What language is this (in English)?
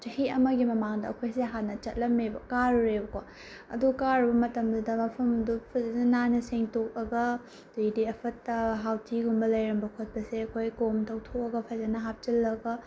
Manipuri